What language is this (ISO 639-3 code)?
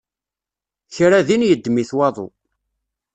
kab